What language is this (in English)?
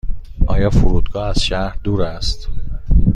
Persian